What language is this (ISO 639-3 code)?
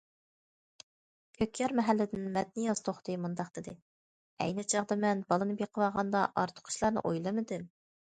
uig